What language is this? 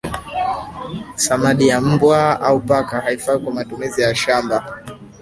Swahili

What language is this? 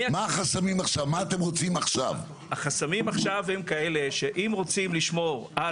Hebrew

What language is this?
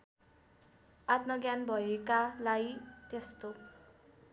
Nepali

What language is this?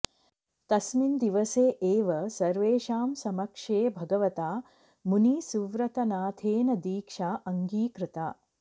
Sanskrit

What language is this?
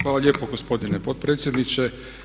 Croatian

